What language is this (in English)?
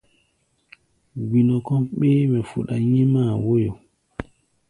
Gbaya